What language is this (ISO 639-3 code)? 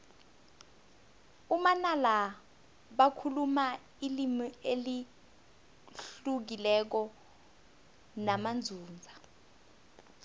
nbl